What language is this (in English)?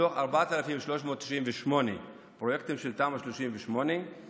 Hebrew